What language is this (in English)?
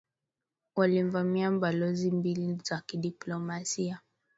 Swahili